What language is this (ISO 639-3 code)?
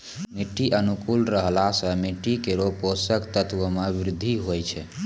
mai